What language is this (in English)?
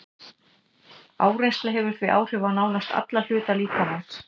Icelandic